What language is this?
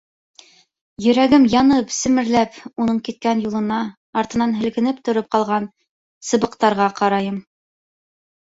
Bashkir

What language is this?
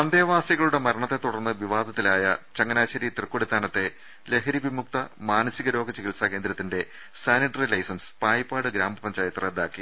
Malayalam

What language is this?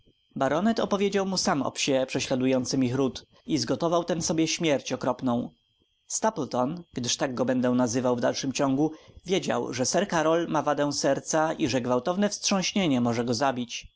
Polish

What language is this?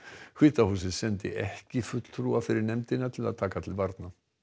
Icelandic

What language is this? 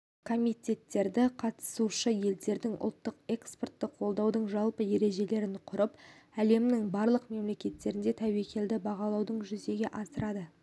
Kazakh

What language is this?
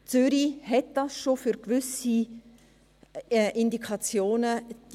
Swiss German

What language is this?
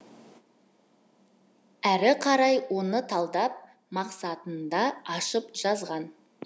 Kazakh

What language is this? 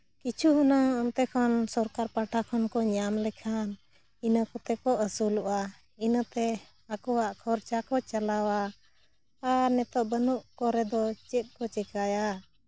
Santali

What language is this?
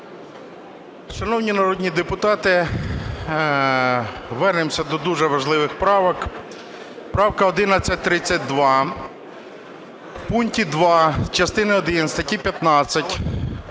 Ukrainian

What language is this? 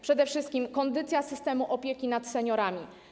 Polish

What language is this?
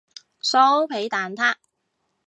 Cantonese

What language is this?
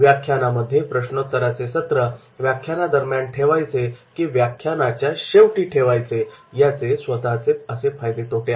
Marathi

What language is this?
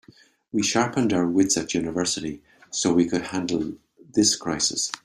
English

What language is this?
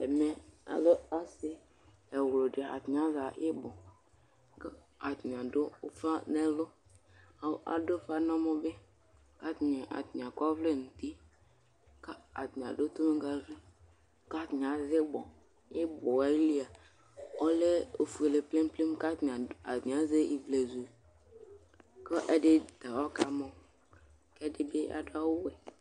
Ikposo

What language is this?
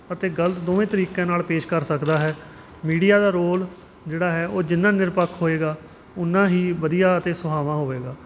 Punjabi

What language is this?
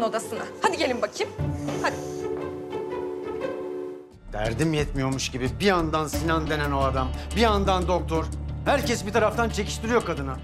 Turkish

